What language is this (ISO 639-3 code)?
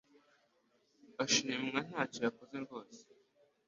kin